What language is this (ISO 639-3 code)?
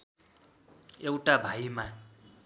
nep